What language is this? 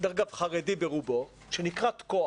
Hebrew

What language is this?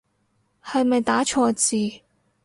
Cantonese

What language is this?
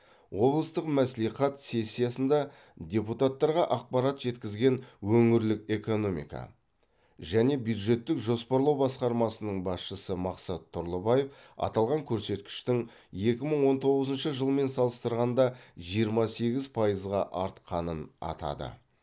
Kazakh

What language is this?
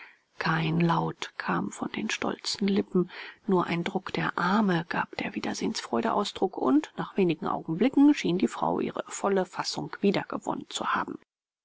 German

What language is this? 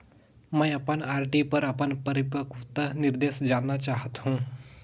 Chhattisgarhi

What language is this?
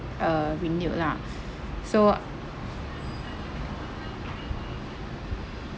English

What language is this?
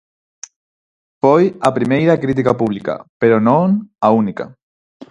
Galician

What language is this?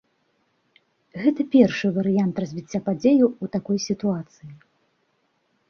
Belarusian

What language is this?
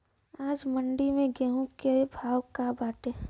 Bhojpuri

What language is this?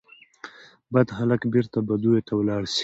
Pashto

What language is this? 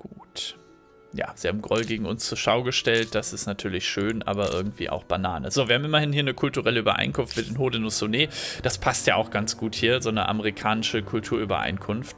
German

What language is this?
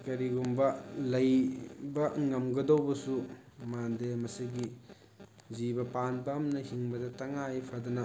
Manipuri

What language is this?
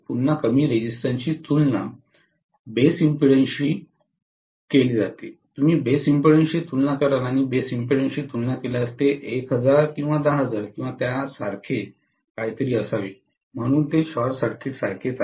Marathi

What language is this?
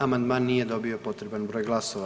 Croatian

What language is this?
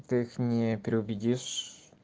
Russian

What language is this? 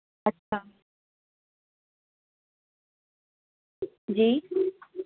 Urdu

